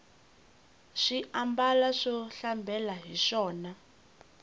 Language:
Tsonga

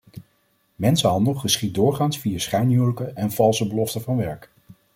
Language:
Dutch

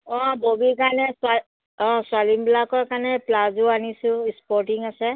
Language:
Assamese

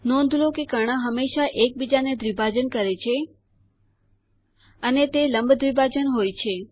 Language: Gujarati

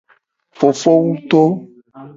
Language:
Gen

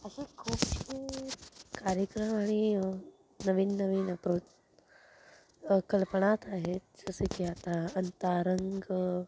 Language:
Marathi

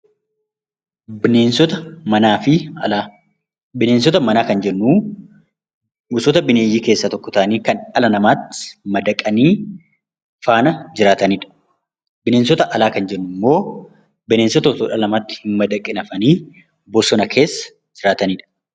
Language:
Oromo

